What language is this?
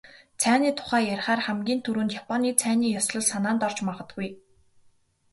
Mongolian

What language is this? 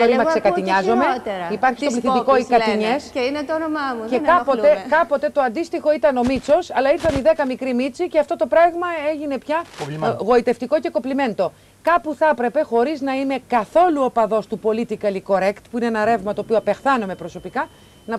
Greek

